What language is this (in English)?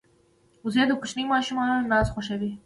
Pashto